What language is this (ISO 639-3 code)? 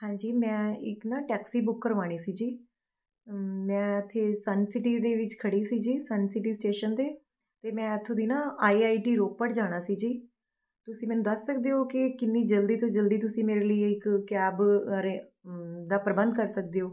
pan